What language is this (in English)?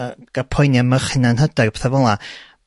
Welsh